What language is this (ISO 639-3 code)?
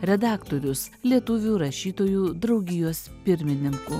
lit